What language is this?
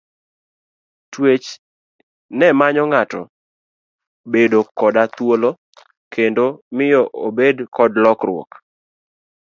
Luo (Kenya and Tanzania)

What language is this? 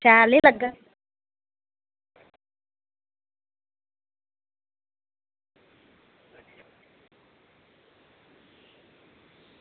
Dogri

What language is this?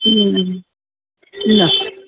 Sindhi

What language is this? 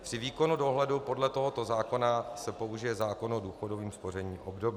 Czech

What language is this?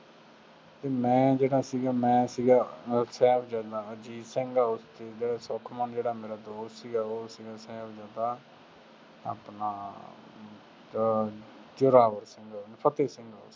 Punjabi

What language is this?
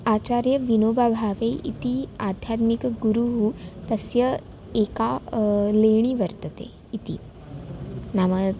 Sanskrit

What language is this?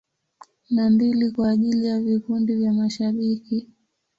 Swahili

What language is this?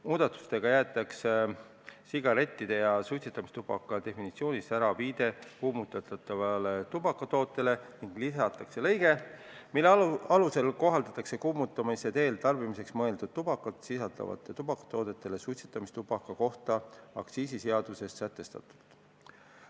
Estonian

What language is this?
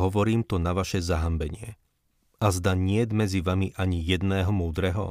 Slovak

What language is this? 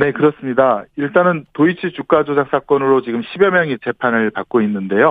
Korean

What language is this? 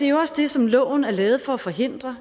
Danish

